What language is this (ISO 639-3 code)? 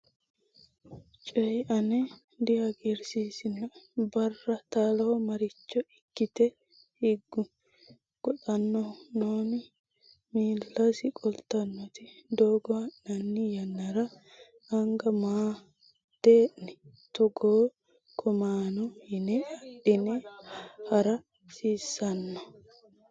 sid